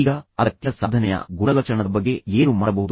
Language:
Kannada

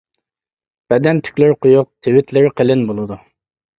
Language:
Uyghur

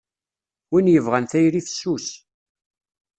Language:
Kabyle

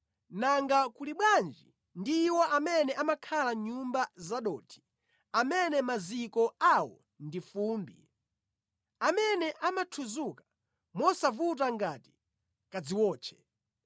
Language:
Nyanja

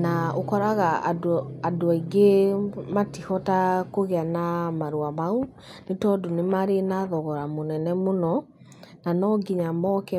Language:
Kikuyu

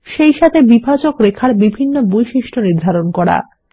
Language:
Bangla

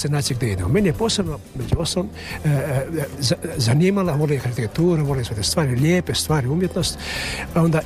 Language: Croatian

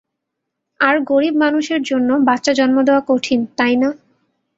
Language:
Bangla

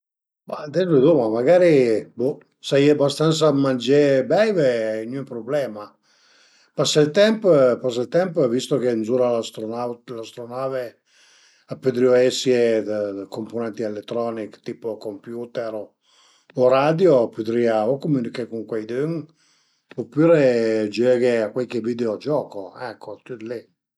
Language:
Piedmontese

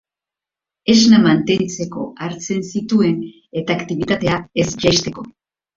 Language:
Basque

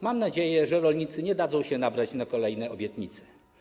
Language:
Polish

